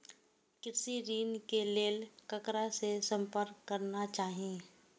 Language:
Maithili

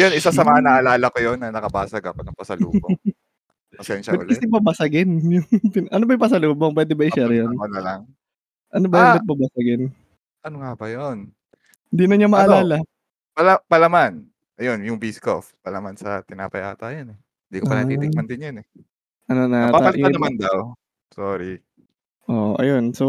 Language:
Filipino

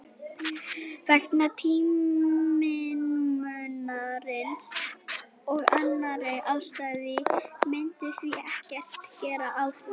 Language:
Icelandic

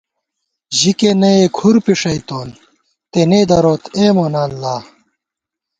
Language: Gawar-Bati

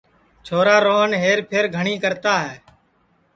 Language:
Sansi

